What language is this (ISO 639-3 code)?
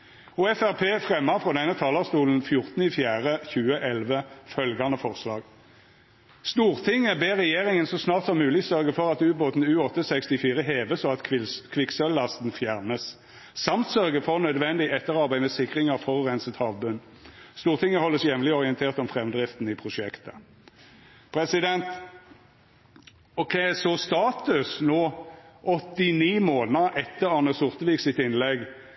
nno